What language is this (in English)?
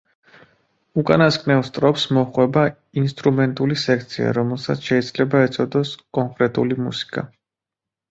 Georgian